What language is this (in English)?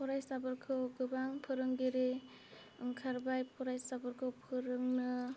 Bodo